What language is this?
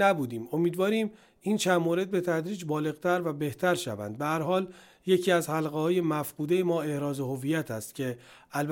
Persian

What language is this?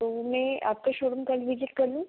Hindi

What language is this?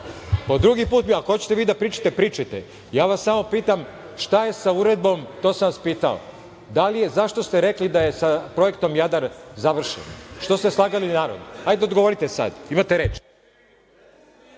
Serbian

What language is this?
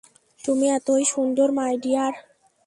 Bangla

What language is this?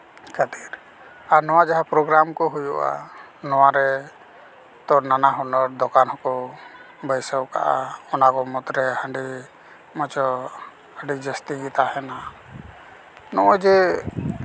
Santali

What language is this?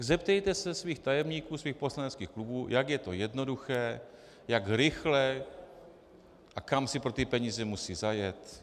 Czech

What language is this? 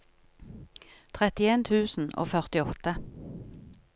Norwegian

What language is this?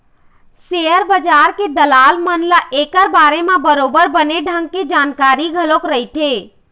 Chhattisgarhi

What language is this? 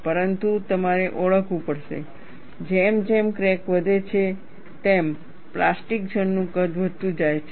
Gujarati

